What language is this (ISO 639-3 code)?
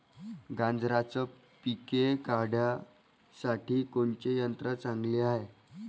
mar